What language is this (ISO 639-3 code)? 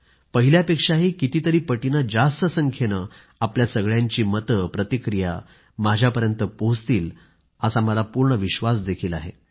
mar